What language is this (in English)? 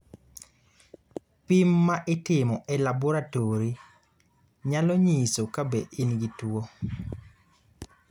Luo (Kenya and Tanzania)